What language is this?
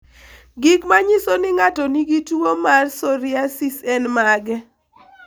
Luo (Kenya and Tanzania)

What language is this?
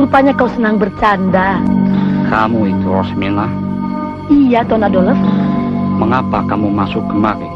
Indonesian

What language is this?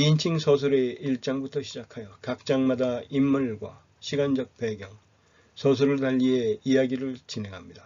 Korean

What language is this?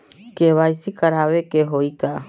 Bhojpuri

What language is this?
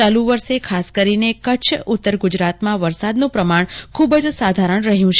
Gujarati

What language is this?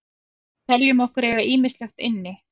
Icelandic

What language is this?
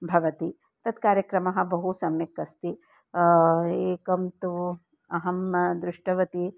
Sanskrit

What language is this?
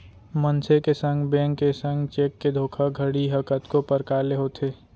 Chhattisgarhi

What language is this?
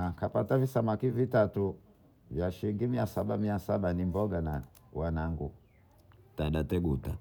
Bondei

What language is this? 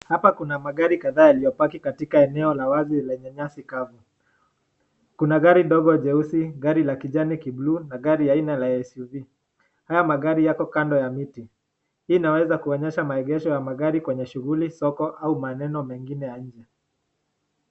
Swahili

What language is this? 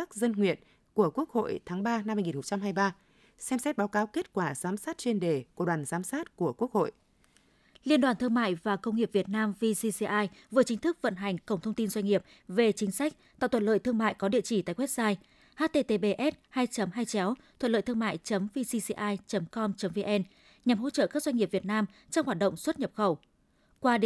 Vietnamese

